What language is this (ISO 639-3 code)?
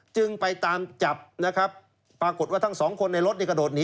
tha